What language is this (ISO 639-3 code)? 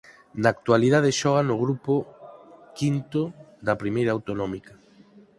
glg